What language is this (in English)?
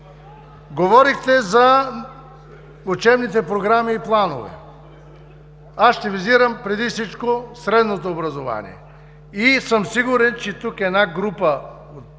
Bulgarian